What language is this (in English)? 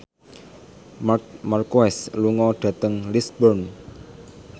Javanese